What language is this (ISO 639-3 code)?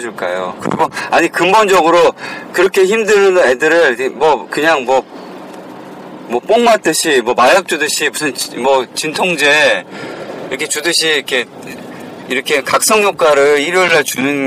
kor